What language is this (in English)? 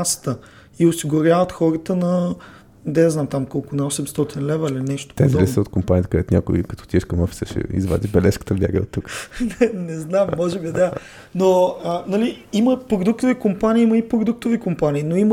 Bulgarian